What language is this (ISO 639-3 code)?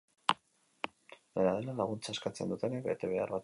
eus